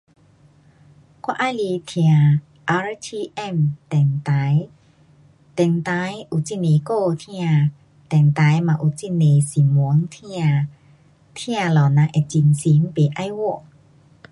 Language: Pu-Xian Chinese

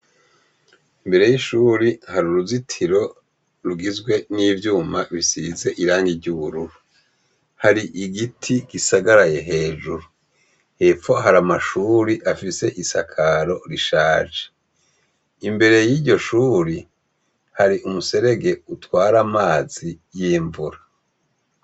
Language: Rundi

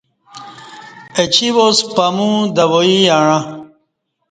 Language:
Kati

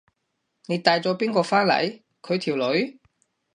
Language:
Cantonese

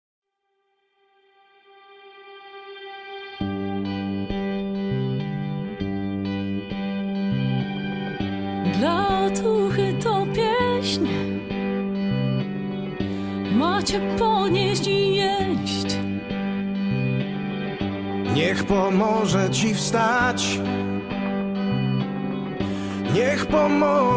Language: Polish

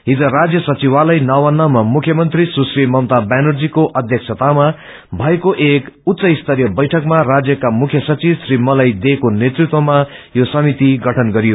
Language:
Nepali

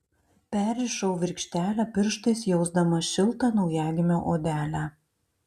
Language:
Lithuanian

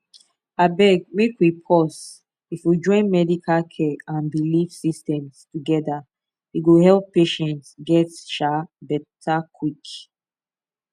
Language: Nigerian Pidgin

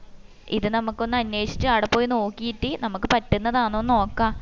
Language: Malayalam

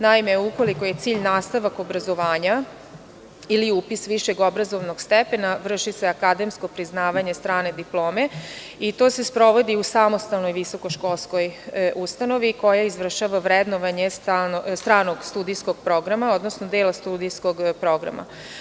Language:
Serbian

